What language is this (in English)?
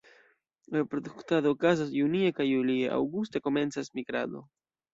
Esperanto